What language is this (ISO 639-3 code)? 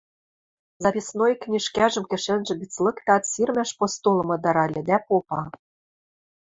mrj